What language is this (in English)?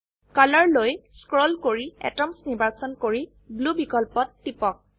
Assamese